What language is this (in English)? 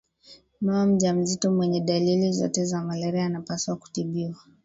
Swahili